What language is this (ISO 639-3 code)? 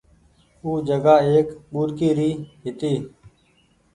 gig